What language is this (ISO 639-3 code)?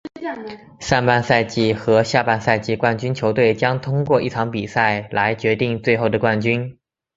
zho